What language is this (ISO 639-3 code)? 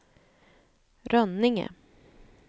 swe